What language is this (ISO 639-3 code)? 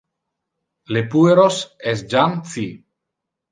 ina